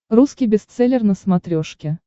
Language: Russian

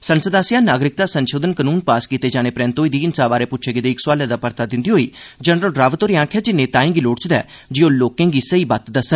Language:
Dogri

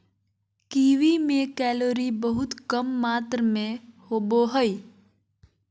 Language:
Magahi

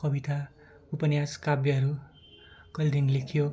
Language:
Nepali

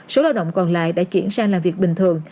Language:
Vietnamese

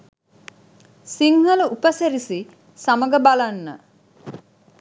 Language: Sinhala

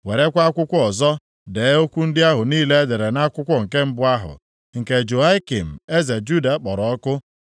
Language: Igbo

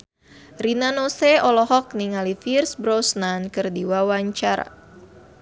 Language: Sundanese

